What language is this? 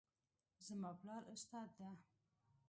Pashto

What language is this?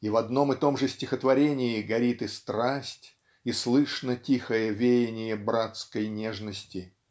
Russian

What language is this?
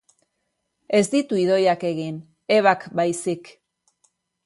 Basque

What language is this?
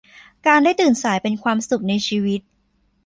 Thai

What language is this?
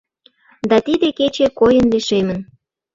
Mari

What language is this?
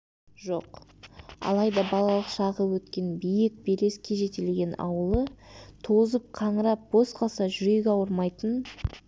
Kazakh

